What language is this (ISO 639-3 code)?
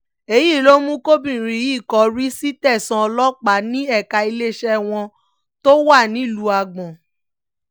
yor